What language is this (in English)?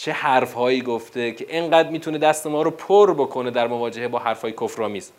Persian